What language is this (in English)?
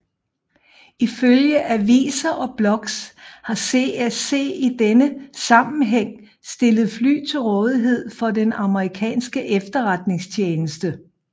Danish